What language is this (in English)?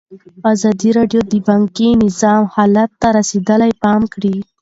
Pashto